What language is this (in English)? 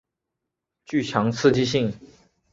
Chinese